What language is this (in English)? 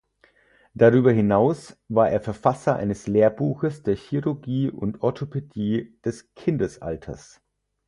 German